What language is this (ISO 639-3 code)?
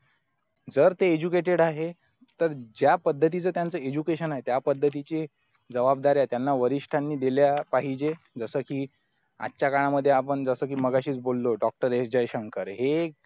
mar